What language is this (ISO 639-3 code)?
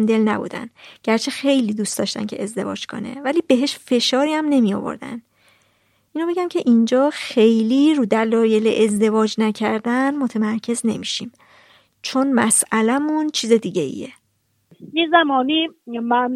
fas